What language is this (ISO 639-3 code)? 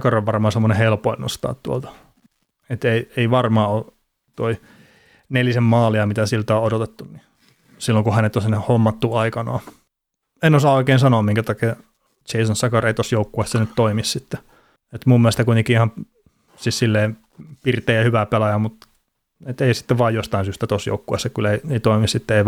fin